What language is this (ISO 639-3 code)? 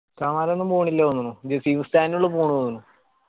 mal